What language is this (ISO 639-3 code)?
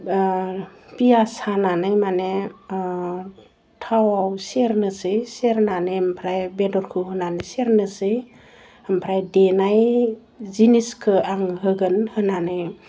brx